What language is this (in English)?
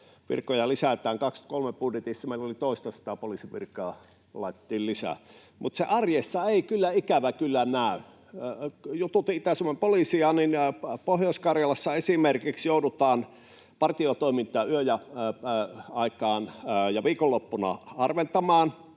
Finnish